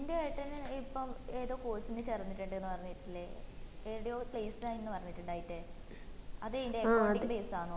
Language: Malayalam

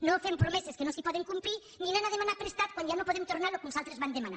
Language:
Catalan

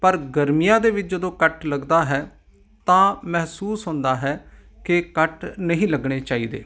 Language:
Punjabi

